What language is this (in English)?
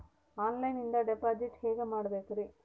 Kannada